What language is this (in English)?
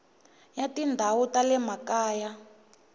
Tsonga